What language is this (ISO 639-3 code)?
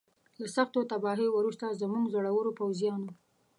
pus